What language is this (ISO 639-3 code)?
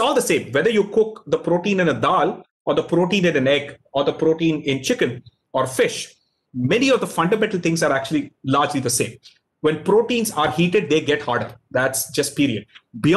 eng